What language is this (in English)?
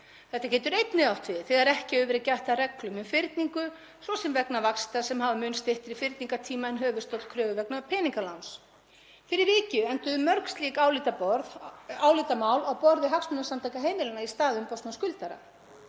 Icelandic